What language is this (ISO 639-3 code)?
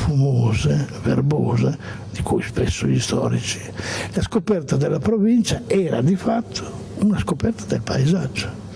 ita